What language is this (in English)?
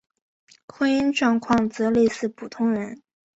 Chinese